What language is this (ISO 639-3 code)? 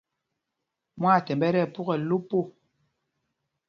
mgg